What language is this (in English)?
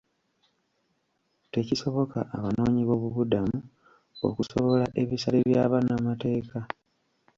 Ganda